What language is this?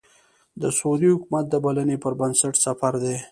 Pashto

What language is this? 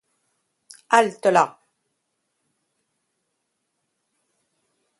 French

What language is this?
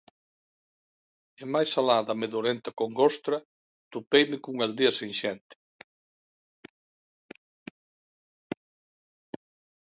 Galician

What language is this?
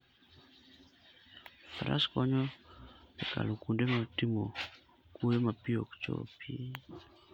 Luo (Kenya and Tanzania)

